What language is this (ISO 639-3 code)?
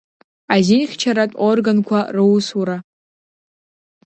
abk